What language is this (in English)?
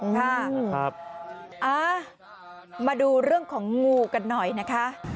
Thai